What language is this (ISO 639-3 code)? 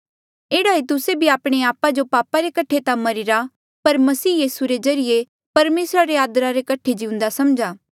mjl